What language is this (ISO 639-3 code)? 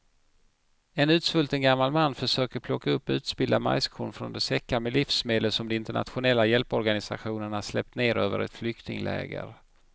swe